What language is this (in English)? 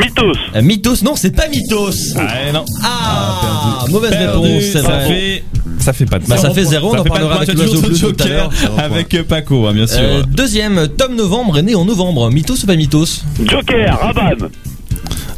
French